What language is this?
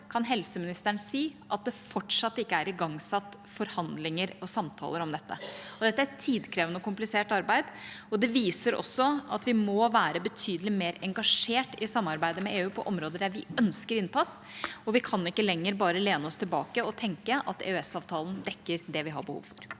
Norwegian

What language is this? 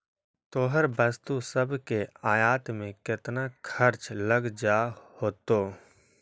Magahi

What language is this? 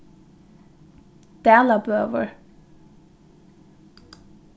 Faroese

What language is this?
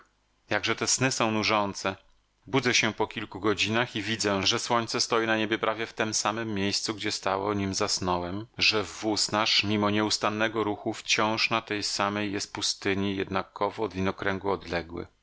Polish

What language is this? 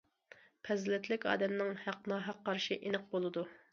Uyghur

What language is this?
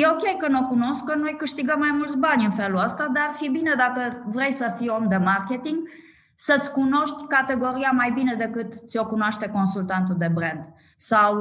Romanian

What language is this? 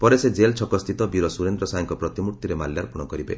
Odia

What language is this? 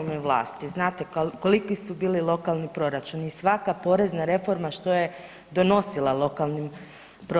Croatian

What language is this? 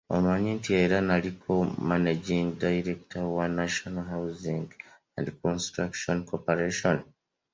Ganda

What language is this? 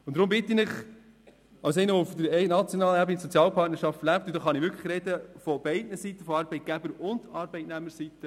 Swiss German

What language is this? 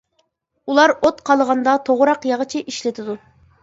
Uyghur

